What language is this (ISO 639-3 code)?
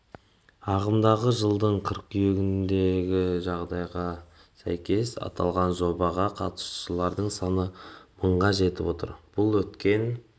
kaz